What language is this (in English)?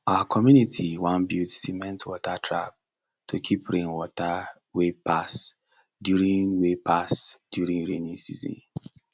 Nigerian Pidgin